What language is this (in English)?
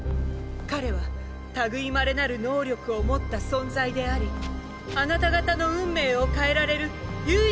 Japanese